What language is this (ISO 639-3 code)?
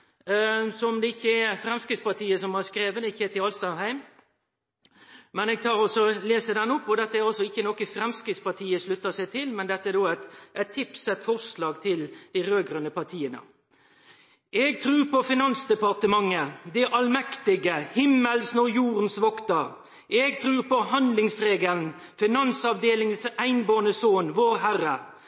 nno